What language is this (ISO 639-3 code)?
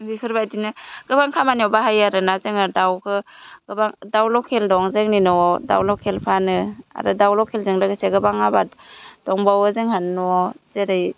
brx